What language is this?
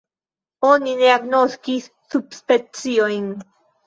Esperanto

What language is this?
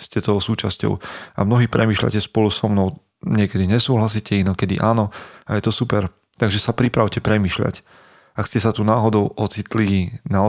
Slovak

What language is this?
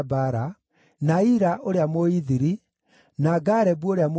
Kikuyu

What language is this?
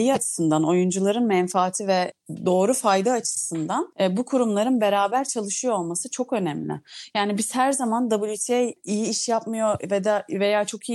Turkish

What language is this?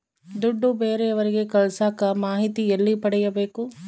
Kannada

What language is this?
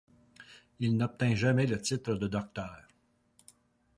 French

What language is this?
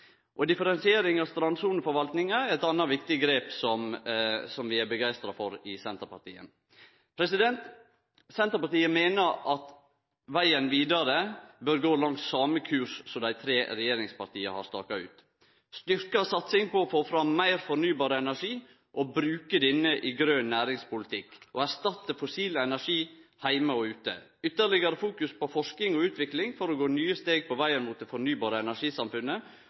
Norwegian Nynorsk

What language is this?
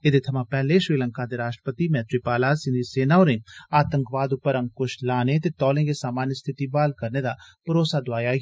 Dogri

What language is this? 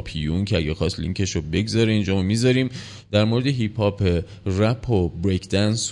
Persian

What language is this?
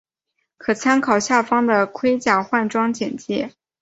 Chinese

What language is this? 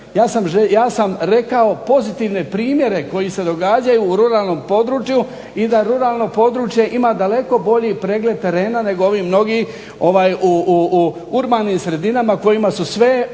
Croatian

